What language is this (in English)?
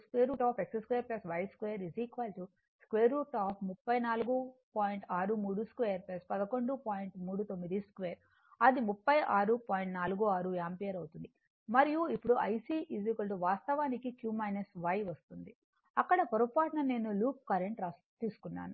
Telugu